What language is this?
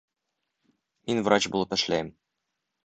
Bashkir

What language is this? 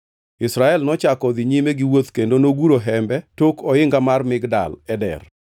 Luo (Kenya and Tanzania)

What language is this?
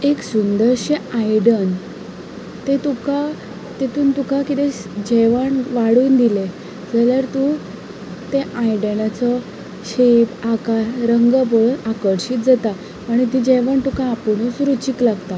Konkani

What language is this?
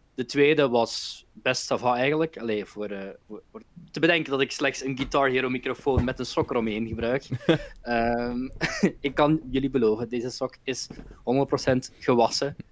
Dutch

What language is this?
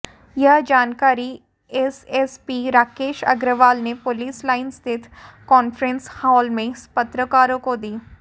Hindi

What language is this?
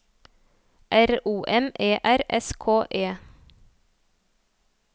Norwegian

